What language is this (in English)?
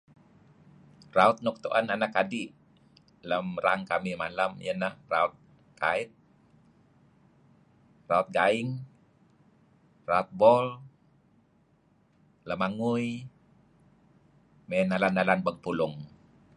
Kelabit